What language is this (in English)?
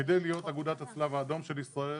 Hebrew